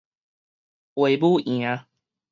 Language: Min Nan Chinese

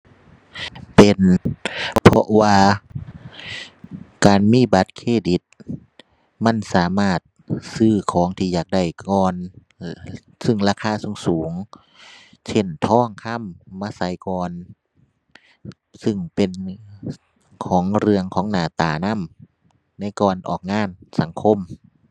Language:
Thai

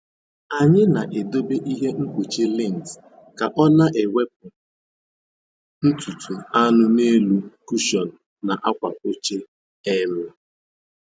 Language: Igbo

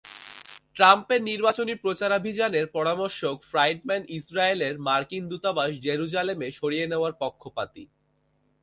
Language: Bangla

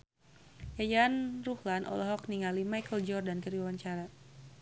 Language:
Sundanese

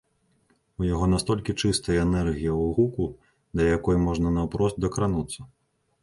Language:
Belarusian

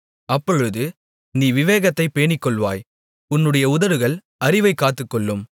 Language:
Tamil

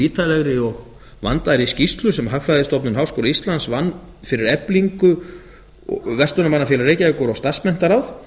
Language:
Icelandic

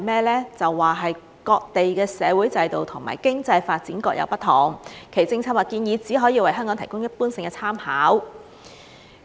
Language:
Cantonese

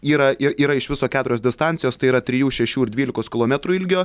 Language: Lithuanian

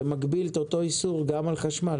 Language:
Hebrew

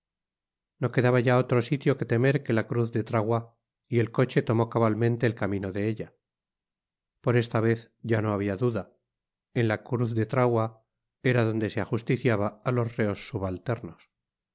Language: Spanish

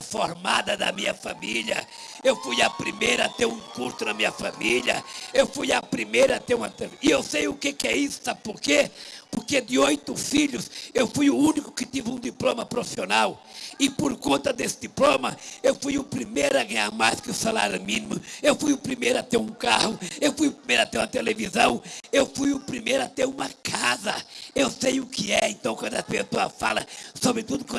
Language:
Portuguese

